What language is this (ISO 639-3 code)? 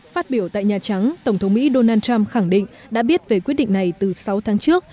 vie